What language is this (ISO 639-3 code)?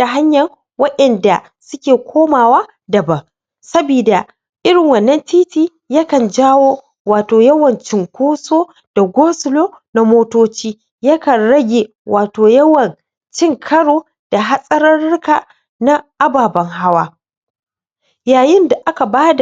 hau